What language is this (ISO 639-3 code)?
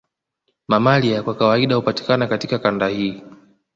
swa